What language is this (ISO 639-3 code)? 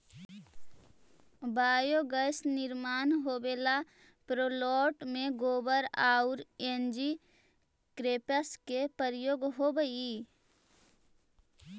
mag